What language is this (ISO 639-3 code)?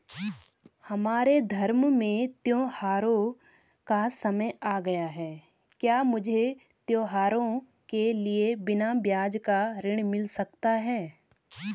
hin